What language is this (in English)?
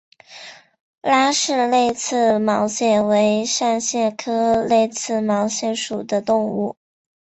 Chinese